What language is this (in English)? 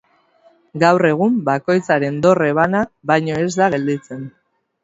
Basque